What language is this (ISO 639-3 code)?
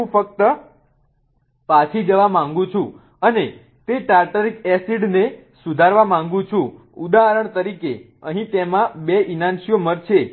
guj